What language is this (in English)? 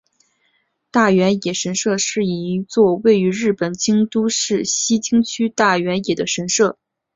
Chinese